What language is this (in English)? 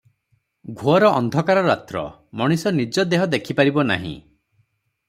Odia